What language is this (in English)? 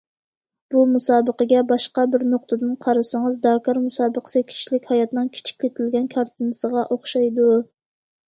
Uyghur